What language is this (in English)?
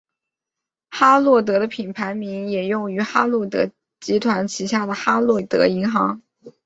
Chinese